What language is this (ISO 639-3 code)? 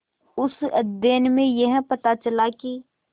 hin